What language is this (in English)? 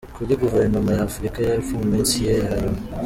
Kinyarwanda